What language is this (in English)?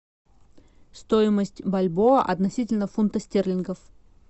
Russian